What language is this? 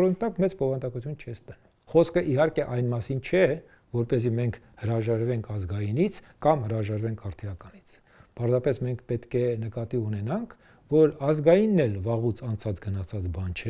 Romanian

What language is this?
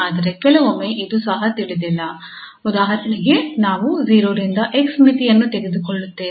Kannada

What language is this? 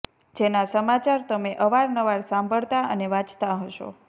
Gujarati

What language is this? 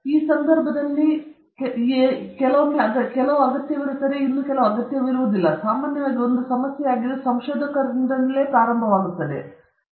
Kannada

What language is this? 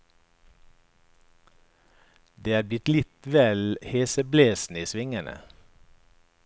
Norwegian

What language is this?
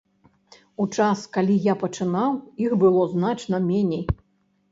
Belarusian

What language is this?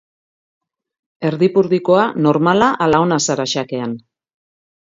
Basque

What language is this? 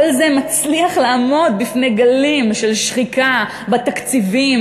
Hebrew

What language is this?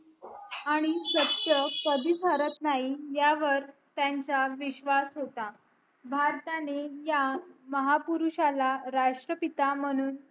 Marathi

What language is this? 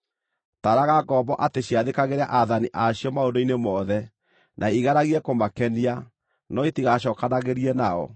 Kikuyu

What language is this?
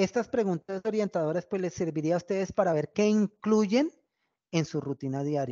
Spanish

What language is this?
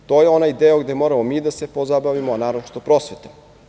Serbian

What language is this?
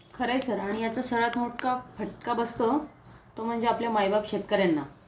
Marathi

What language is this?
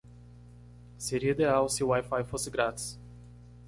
Portuguese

